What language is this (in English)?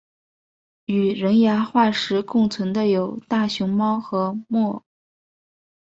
Chinese